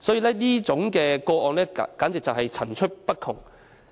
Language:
Cantonese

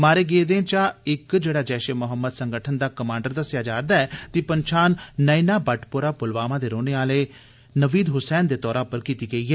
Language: Dogri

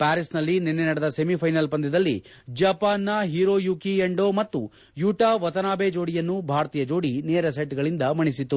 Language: Kannada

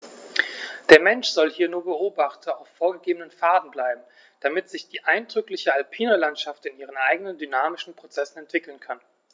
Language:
German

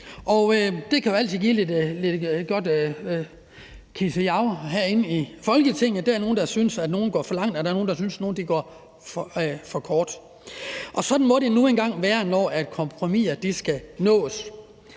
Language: Danish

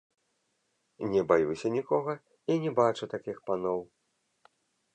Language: Belarusian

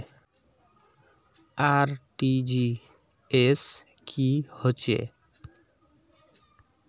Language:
Magahi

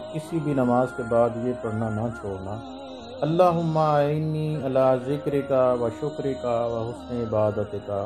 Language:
Turkish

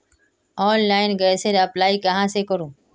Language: Magahi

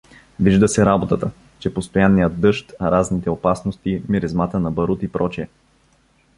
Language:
Bulgarian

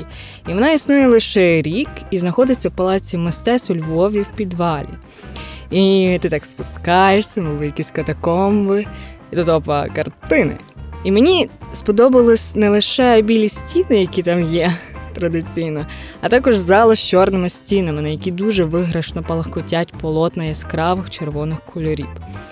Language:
Ukrainian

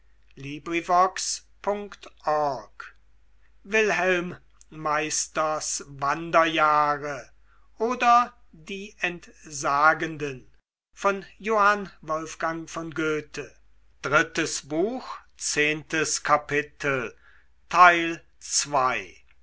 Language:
German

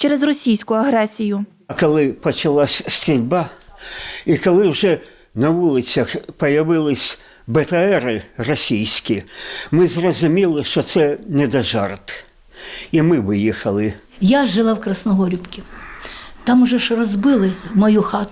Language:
Ukrainian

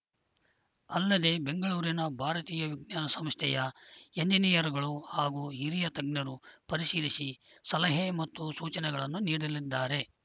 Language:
Kannada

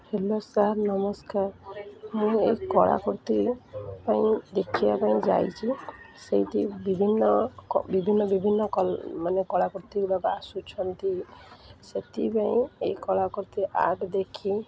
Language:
Odia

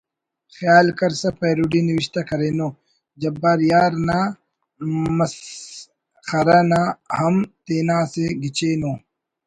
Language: Brahui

